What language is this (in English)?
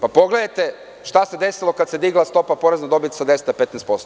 Serbian